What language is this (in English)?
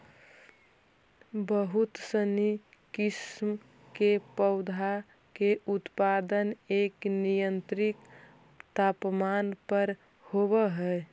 Magahi